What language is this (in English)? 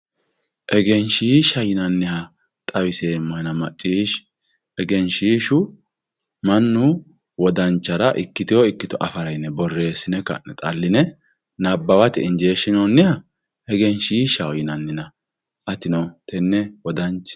Sidamo